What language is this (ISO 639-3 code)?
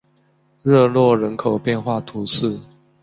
zho